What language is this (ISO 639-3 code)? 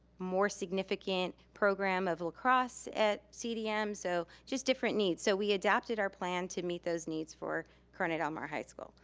eng